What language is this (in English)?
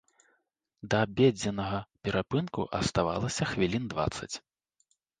Belarusian